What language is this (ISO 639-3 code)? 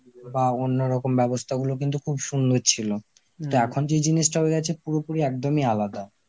ben